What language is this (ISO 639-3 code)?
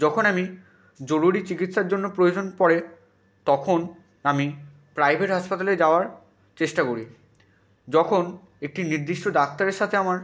ben